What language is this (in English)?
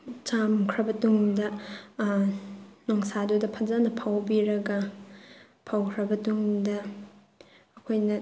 Manipuri